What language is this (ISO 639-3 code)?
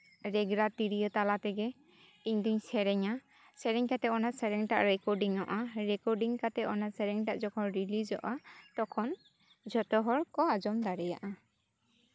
sat